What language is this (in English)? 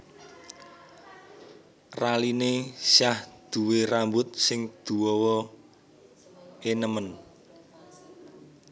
Javanese